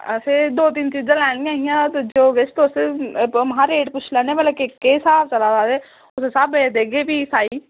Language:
Dogri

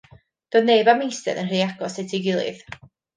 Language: Welsh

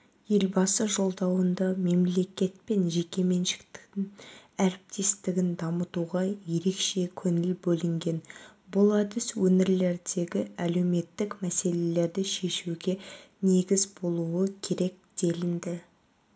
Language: Kazakh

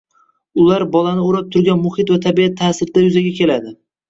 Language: Uzbek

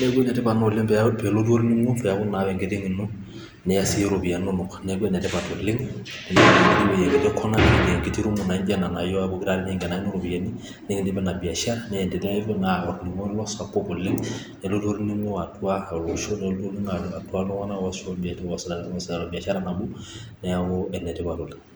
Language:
Masai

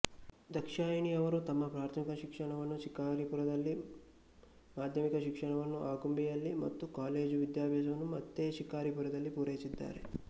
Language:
Kannada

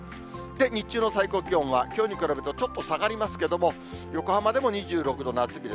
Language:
Japanese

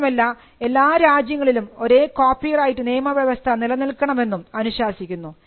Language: Malayalam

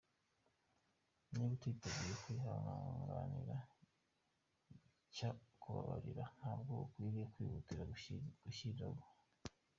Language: Kinyarwanda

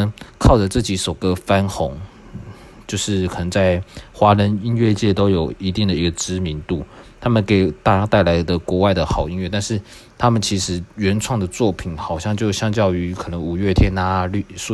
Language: Chinese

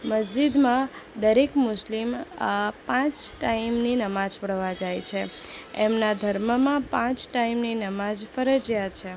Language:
Gujarati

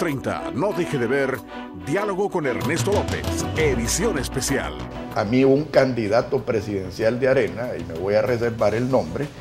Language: Spanish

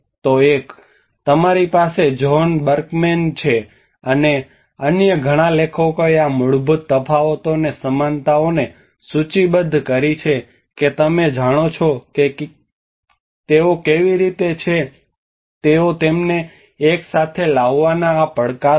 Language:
Gujarati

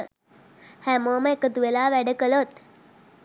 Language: Sinhala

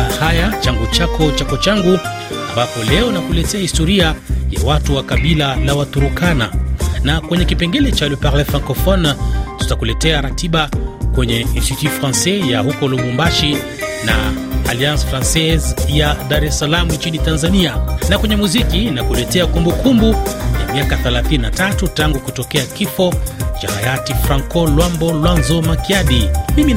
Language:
Swahili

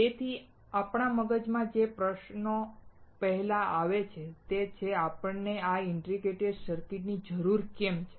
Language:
Gujarati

